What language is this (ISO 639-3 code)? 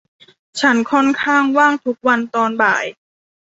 tha